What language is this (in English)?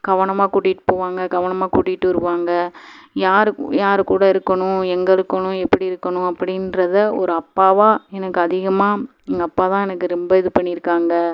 Tamil